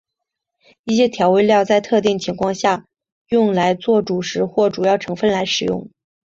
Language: Chinese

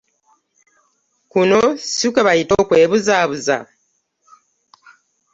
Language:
Ganda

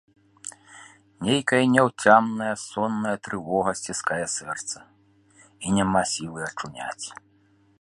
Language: Belarusian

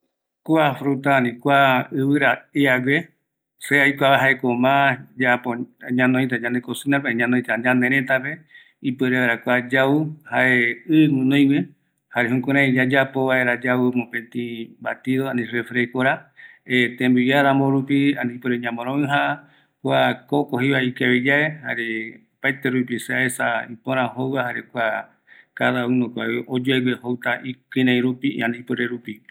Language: Eastern Bolivian Guaraní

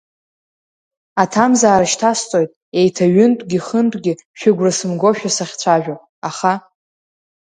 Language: Abkhazian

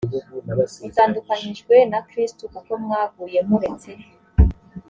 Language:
Kinyarwanda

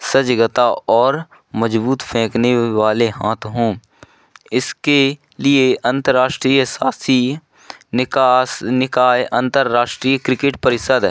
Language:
Hindi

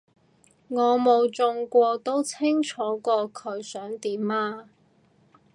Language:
Cantonese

